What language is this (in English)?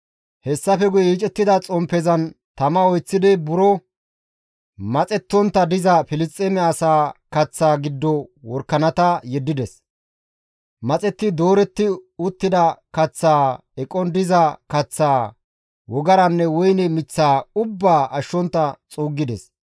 Gamo